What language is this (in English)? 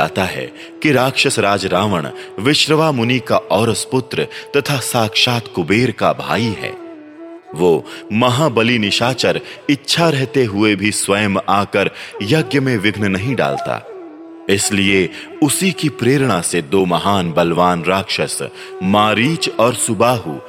Hindi